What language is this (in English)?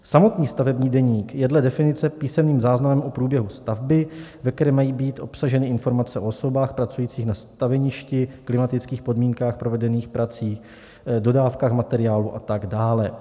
Czech